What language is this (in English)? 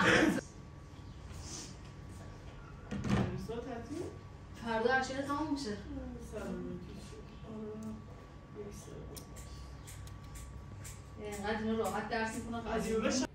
Persian